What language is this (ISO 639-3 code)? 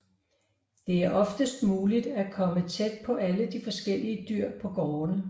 dan